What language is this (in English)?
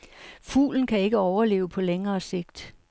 Danish